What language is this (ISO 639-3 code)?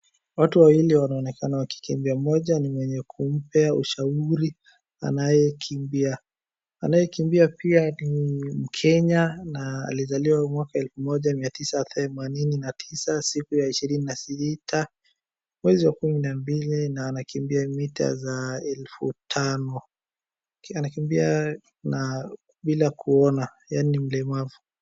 swa